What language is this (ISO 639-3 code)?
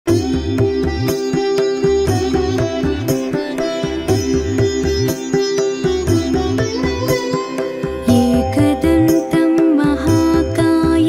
kan